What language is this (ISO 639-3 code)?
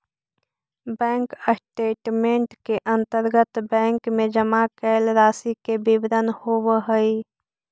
mag